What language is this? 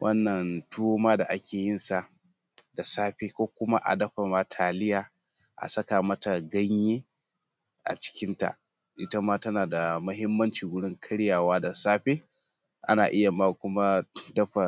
Hausa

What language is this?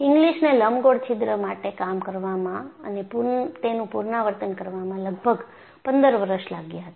Gujarati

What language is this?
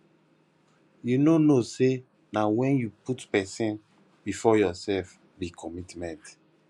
Nigerian Pidgin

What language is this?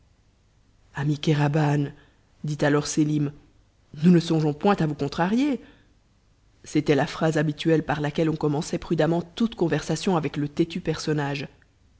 French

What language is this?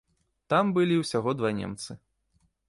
Belarusian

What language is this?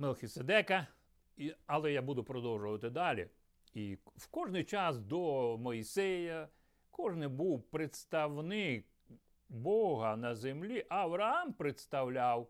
Ukrainian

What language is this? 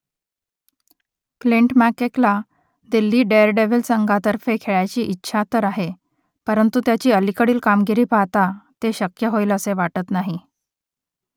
Marathi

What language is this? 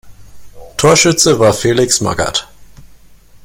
German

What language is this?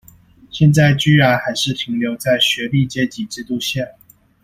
Chinese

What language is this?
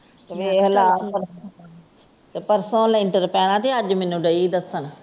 Punjabi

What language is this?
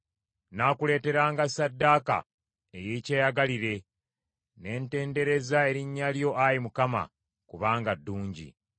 Ganda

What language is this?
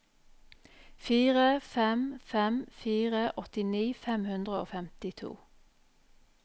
Norwegian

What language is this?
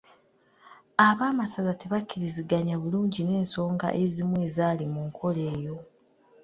Ganda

